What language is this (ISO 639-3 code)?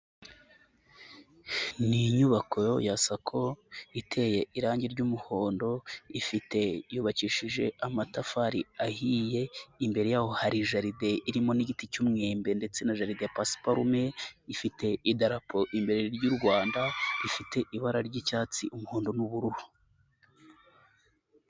kin